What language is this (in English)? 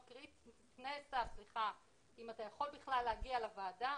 Hebrew